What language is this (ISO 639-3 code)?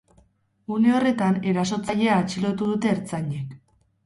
eus